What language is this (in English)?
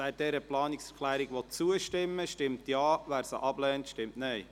Swiss German